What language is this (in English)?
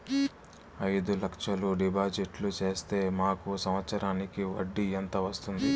Telugu